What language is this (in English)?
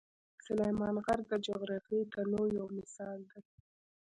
Pashto